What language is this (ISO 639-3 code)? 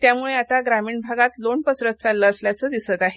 mar